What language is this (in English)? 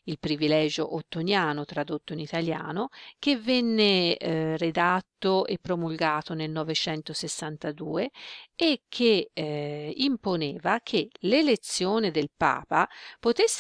Italian